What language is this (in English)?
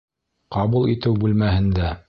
Bashkir